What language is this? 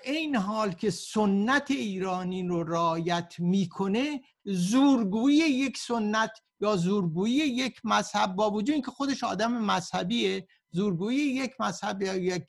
Persian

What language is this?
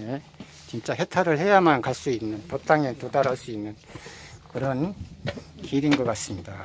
Korean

